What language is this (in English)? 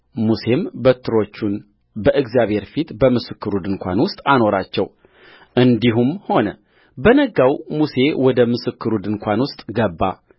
Amharic